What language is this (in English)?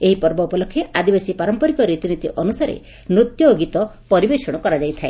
Odia